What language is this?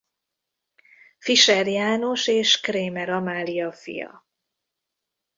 Hungarian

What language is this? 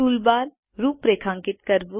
Gujarati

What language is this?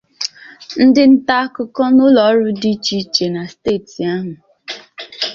Igbo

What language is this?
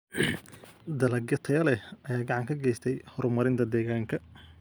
Somali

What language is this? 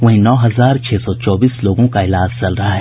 Hindi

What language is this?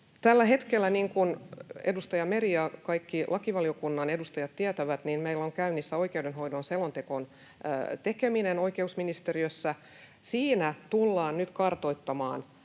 Finnish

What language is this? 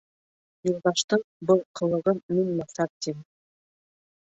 Bashkir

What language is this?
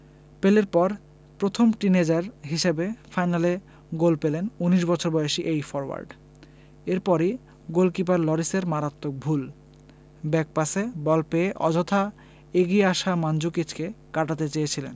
Bangla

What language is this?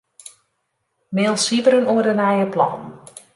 Western Frisian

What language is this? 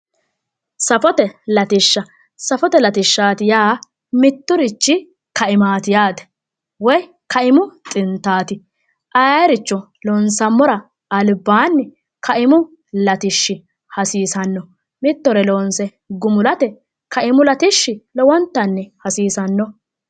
Sidamo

